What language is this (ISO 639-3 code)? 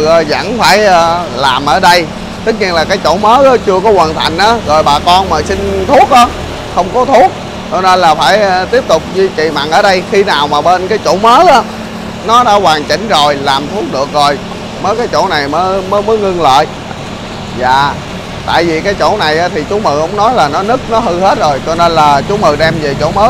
vie